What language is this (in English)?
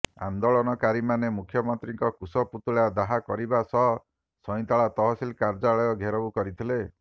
Odia